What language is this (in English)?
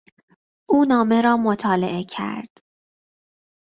Persian